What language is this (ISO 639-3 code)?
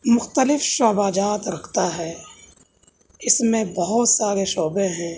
urd